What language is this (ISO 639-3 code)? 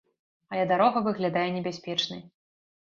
bel